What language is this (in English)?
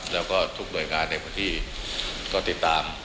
Thai